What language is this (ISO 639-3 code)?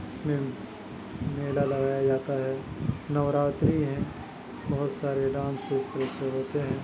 urd